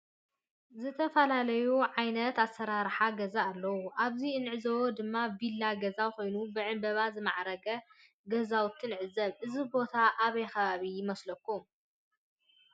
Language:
Tigrinya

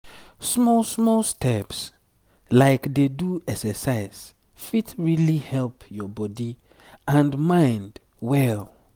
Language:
Nigerian Pidgin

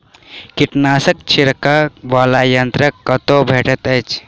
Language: Maithili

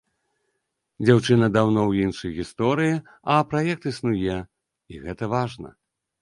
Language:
Belarusian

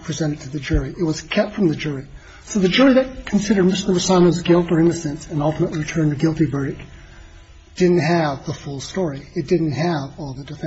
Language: English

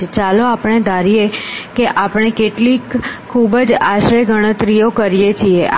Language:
Gujarati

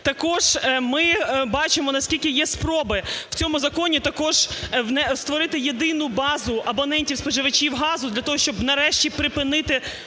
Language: Ukrainian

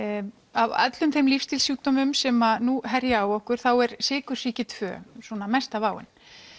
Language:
Icelandic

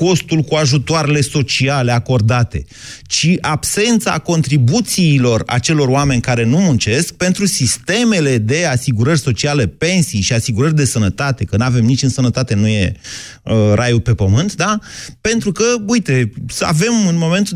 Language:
Romanian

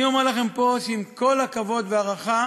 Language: Hebrew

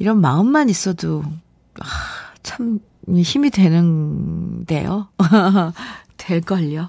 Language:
Korean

